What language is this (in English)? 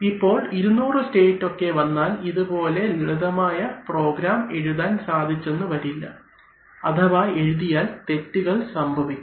Malayalam